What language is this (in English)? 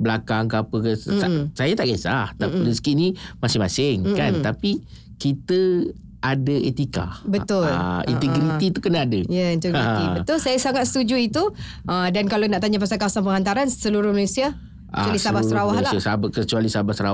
Malay